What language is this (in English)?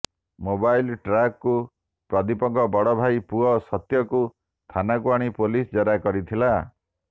Odia